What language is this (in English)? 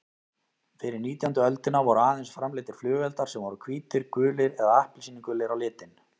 Icelandic